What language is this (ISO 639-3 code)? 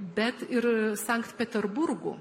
lit